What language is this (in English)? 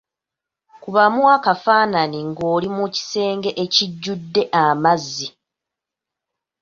Ganda